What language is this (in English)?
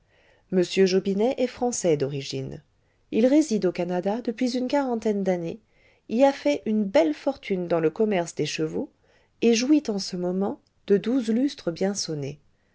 French